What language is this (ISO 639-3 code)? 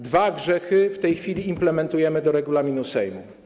pol